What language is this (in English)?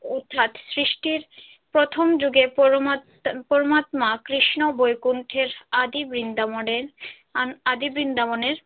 Bangla